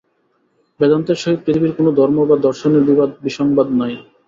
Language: Bangla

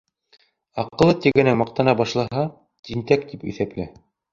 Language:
Bashkir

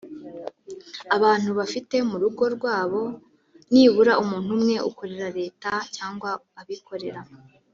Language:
Kinyarwanda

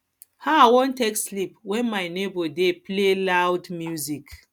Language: Nigerian Pidgin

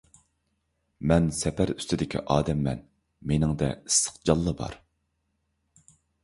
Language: Uyghur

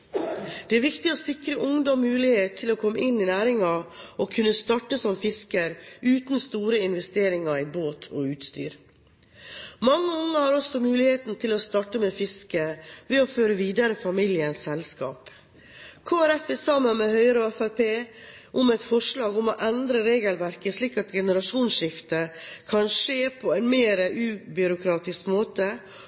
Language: Norwegian Bokmål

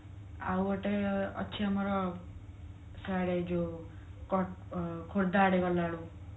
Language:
Odia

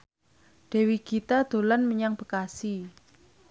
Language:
Javanese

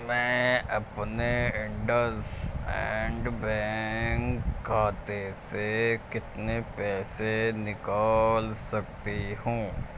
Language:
Urdu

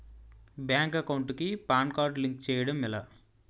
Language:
Telugu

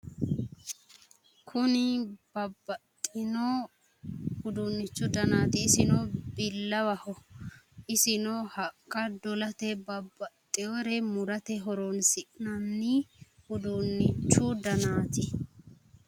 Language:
Sidamo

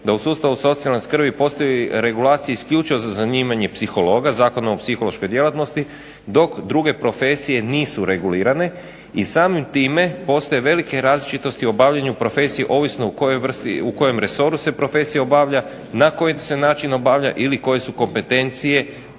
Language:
Croatian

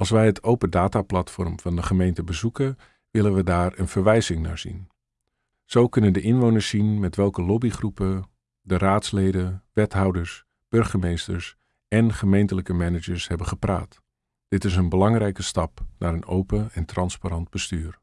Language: Dutch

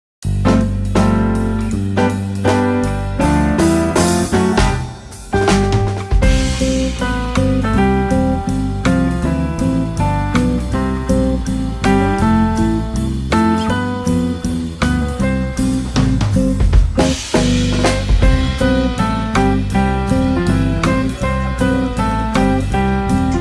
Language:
Indonesian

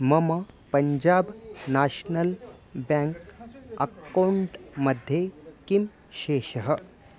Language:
Sanskrit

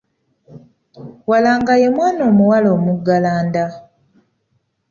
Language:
Ganda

